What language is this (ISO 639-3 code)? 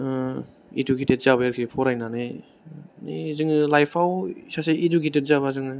brx